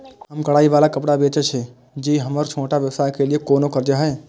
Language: Maithili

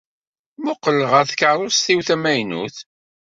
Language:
Kabyle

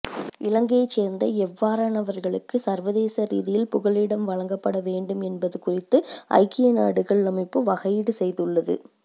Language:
Tamil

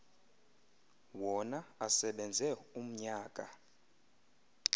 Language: Xhosa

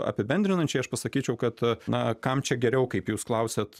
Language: Lithuanian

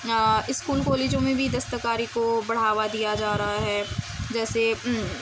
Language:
Urdu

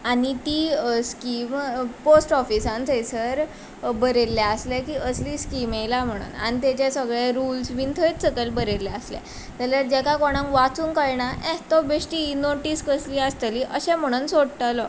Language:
Konkani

